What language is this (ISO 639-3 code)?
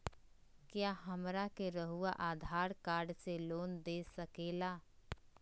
mag